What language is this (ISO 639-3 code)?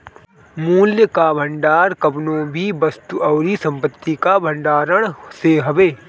bho